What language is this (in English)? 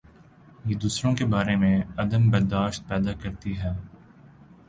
Urdu